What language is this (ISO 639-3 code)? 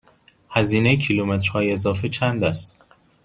fas